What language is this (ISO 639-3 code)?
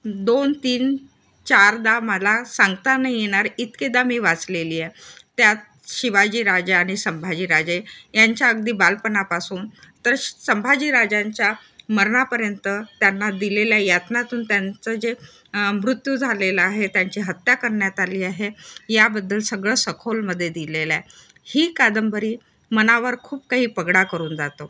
mar